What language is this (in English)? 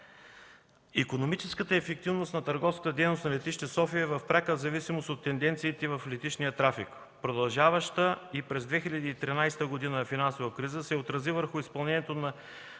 Bulgarian